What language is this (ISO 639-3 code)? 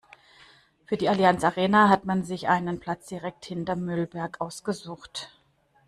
deu